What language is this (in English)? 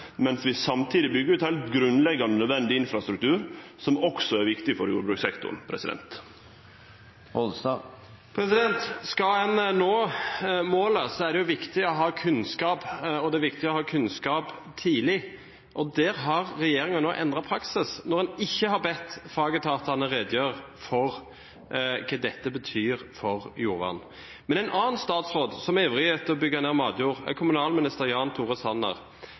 Norwegian